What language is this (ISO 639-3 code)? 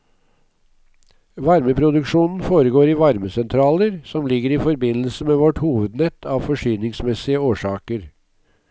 nor